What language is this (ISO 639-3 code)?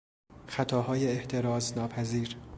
fas